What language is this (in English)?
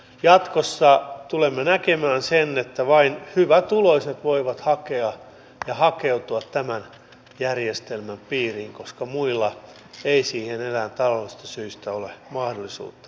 Finnish